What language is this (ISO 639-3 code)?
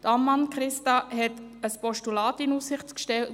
gsw